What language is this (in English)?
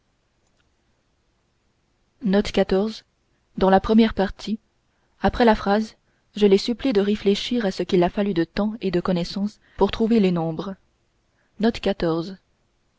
French